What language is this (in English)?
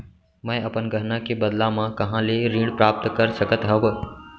Chhattisgarhi